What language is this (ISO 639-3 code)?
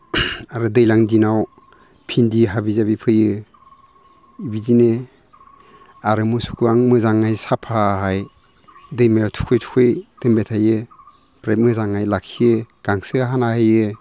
brx